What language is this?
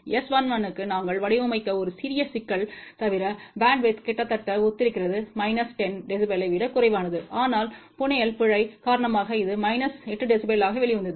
Tamil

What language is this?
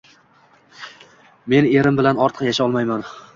Uzbek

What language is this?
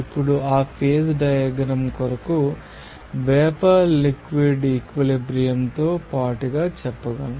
Telugu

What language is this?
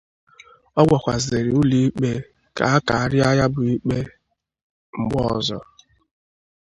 Igbo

